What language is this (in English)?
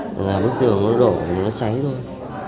Vietnamese